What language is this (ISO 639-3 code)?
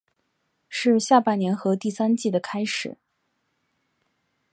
zho